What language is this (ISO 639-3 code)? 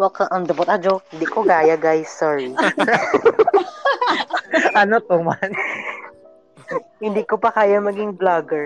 fil